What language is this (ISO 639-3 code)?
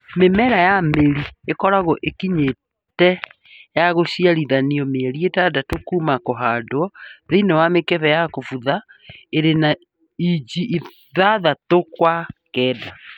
kik